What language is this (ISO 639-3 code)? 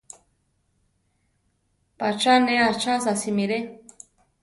tar